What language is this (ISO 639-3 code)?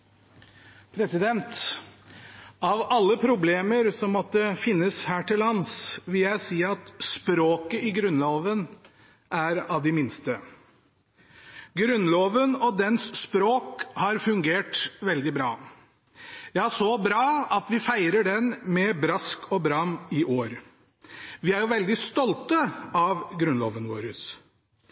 nob